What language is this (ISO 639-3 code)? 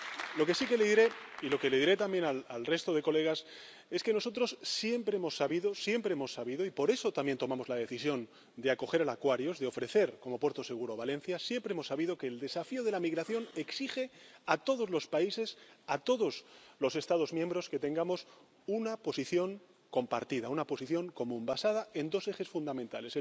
spa